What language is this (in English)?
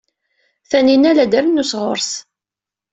Kabyle